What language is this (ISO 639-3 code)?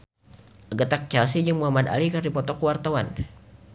sun